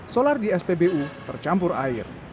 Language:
Indonesian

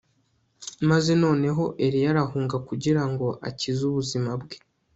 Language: Kinyarwanda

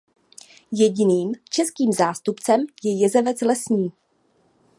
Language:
Czech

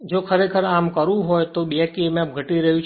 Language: Gujarati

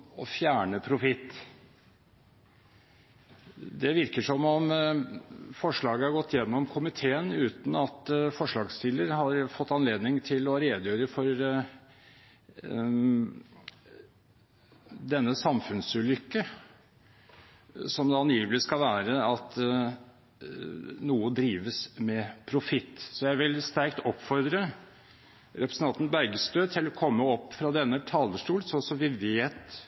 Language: Norwegian Bokmål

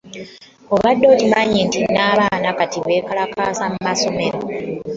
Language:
Ganda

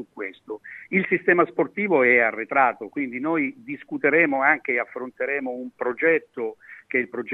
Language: Italian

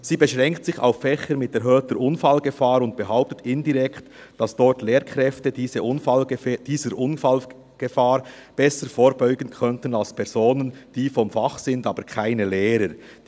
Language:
Swiss German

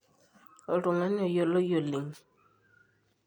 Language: Masai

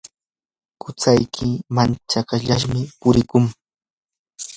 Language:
Yanahuanca Pasco Quechua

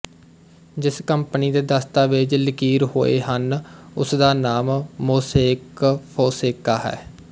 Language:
Punjabi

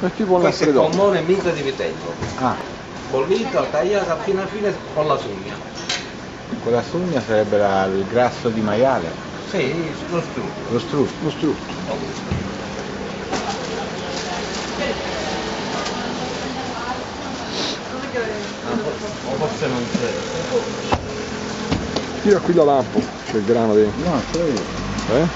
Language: Italian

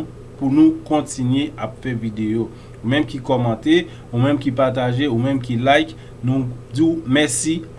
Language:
French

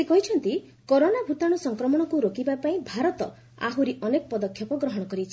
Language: Odia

